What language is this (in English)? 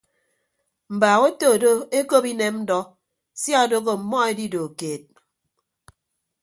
Ibibio